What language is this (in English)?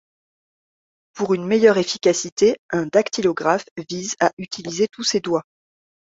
French